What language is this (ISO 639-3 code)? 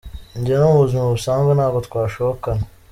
kin